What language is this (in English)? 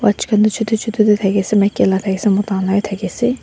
Naga Pidgin